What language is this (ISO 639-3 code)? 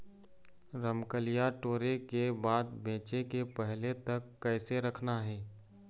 hne